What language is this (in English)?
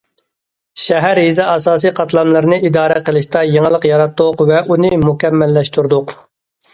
Uyghur